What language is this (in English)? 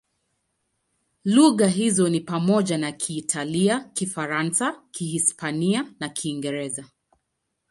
Swahili